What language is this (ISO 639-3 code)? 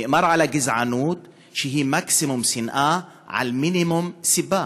heb